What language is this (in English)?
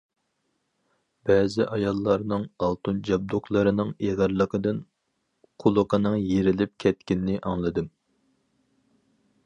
Uyghur